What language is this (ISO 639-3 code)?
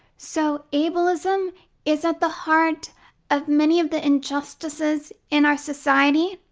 eng